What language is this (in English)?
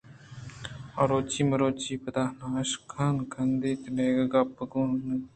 Eastern Balochi